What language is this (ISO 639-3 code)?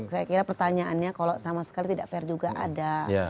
ind